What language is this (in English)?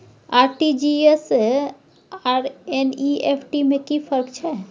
Maithili